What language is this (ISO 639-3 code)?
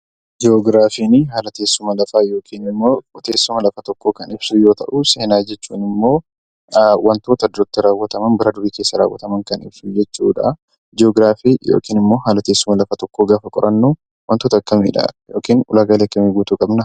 orm